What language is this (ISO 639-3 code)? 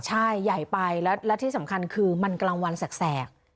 tha